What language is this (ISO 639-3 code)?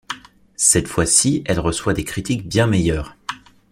fra